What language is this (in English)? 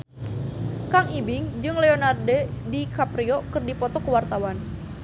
Sundanese